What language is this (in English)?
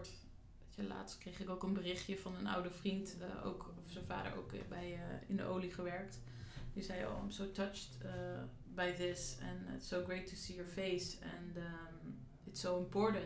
Dutch